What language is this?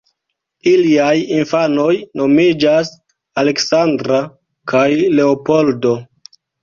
Esperanto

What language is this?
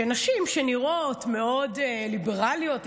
Hebrew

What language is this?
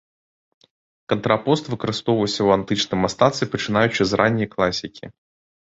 Belarusian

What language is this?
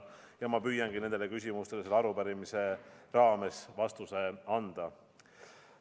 Estonian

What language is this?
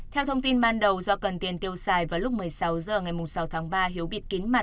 Vietnamese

